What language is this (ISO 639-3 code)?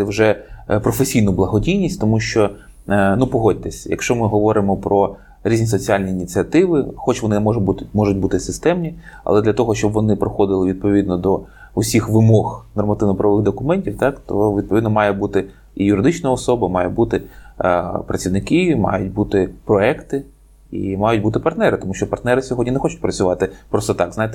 ukr